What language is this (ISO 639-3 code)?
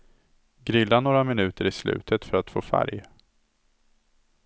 swe